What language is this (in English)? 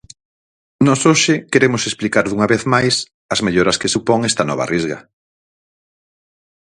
Galician